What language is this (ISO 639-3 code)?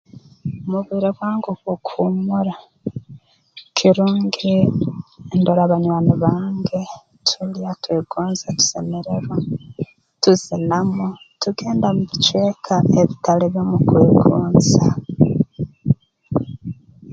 ttj